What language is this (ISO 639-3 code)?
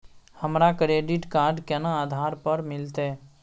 mai